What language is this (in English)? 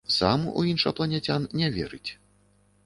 Belarusian